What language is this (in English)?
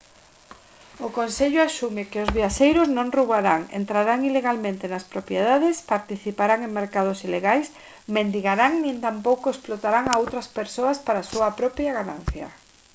Galician